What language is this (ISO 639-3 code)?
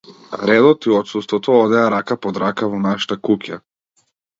mkd